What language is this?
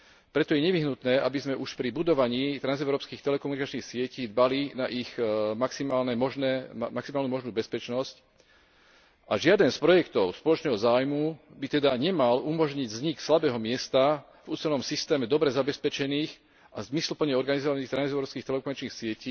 Slovak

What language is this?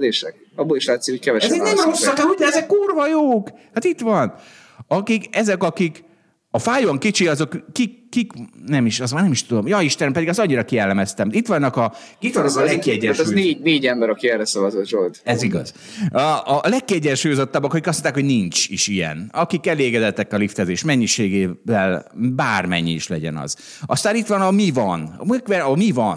Hungarian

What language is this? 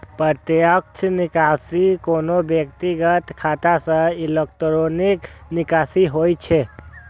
Maithili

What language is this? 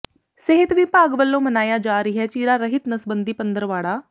Punjabi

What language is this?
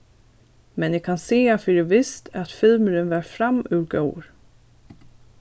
Faroese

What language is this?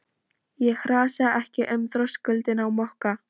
Icelandic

